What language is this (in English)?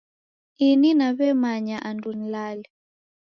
Taita